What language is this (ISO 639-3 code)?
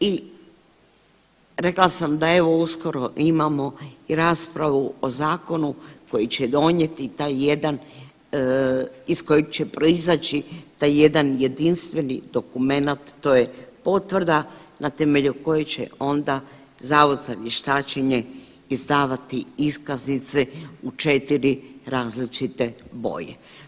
hrv